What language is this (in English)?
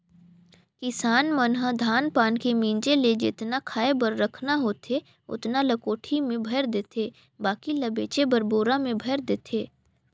Chhattisgarhi